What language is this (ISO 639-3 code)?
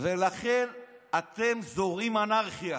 heb